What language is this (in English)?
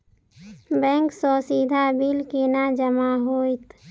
Maithili